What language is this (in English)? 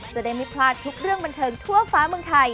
Thai